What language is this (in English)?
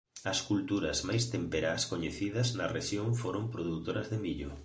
Galician